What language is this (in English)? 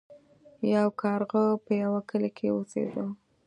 Pashto